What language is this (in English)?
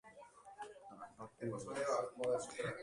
Basque